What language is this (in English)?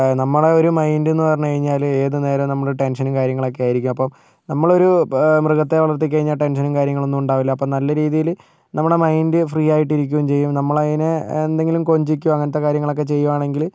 Malayalam